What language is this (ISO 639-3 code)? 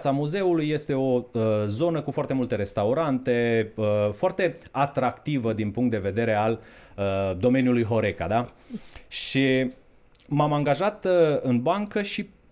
ron